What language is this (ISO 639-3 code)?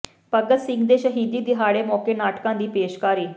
pan